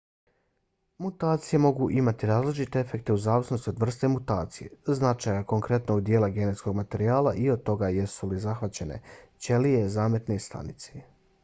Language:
Bosnian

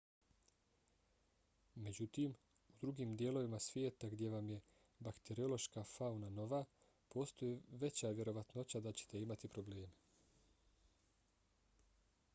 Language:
Bosnian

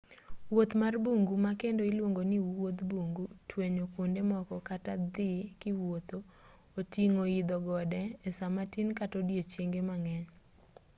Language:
Luo (Kenya and Tanzania)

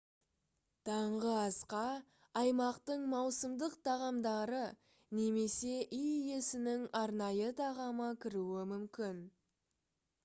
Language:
Kazakh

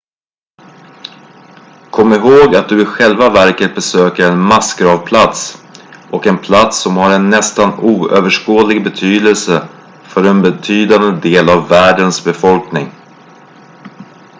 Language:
Swedish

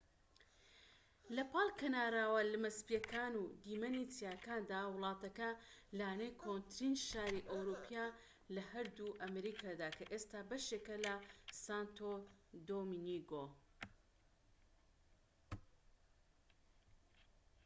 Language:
Central Kurdish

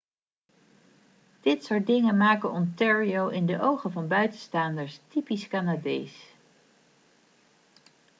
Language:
Dutch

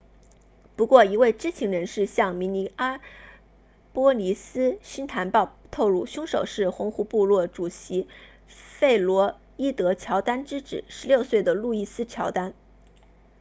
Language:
Chinese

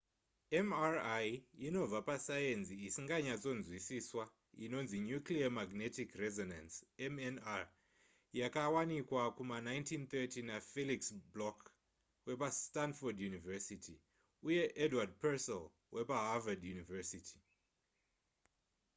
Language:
Shona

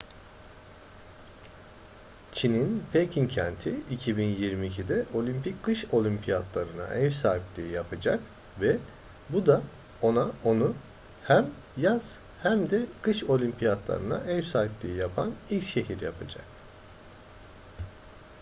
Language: Turkish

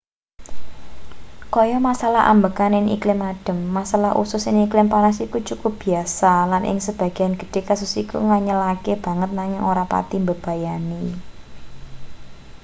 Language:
Javanese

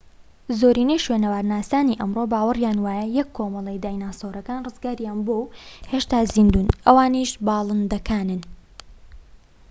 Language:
Central Kurdish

